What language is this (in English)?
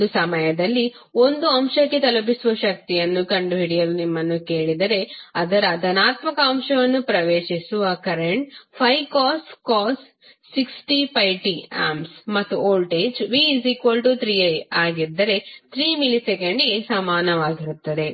Kannada